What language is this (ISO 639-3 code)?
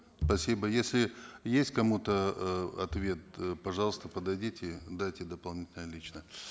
kaz